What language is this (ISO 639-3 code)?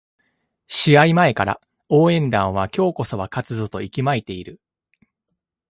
jpn